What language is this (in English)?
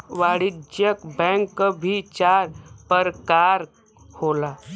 Bhojpuri